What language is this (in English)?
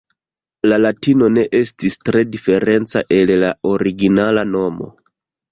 Esperanto